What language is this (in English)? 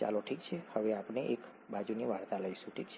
Gujarati